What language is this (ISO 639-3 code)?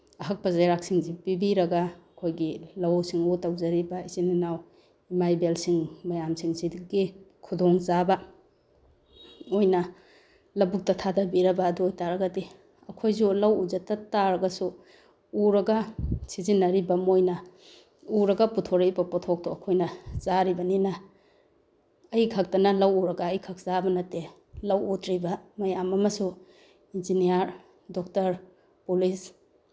mni